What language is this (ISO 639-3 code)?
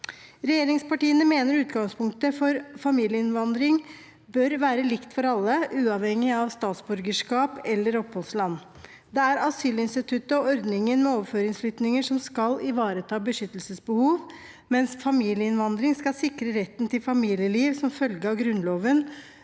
nor